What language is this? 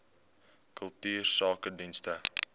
Afrikaans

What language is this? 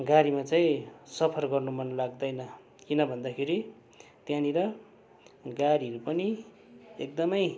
Nepali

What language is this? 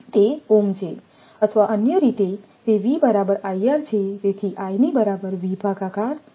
Gujarati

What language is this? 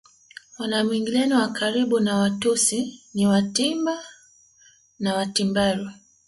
Swahili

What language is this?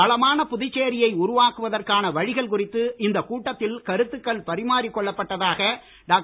Tamil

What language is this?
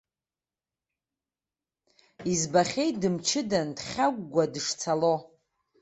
Abkhazian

